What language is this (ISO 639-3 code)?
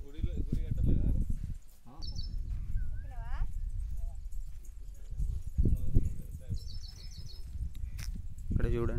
ron